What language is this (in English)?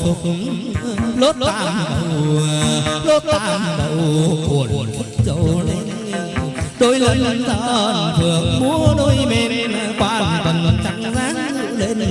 Vietnamese